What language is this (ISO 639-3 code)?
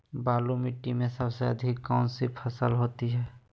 mag